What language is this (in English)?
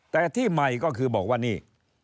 Thai